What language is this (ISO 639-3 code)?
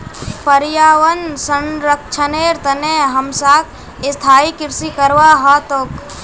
mag